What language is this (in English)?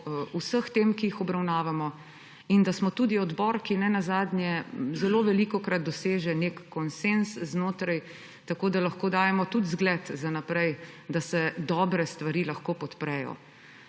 Slovenian